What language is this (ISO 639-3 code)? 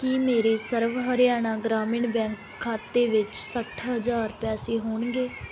pan